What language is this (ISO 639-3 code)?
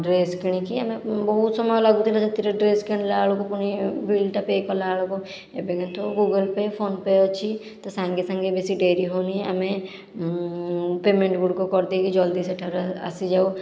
ori